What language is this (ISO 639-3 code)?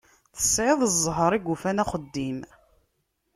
kab